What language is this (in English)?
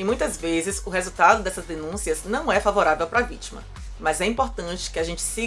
Portuguese